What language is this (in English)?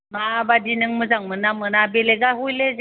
Bodo